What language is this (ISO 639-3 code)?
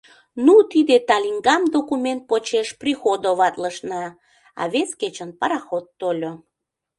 chm